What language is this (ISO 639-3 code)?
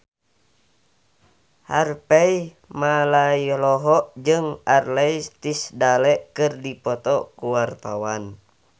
sun